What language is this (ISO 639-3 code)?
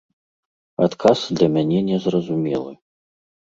bel